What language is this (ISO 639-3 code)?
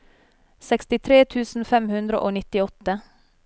nor